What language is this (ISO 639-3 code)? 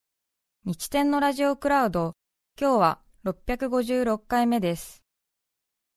jpn